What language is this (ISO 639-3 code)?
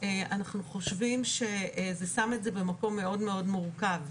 heb